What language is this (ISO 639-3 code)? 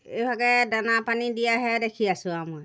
asm